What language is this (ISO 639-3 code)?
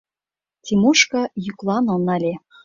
chm